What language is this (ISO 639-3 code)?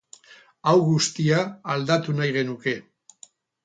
eus